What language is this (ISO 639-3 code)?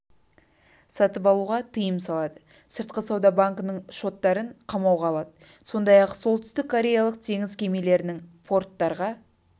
kaz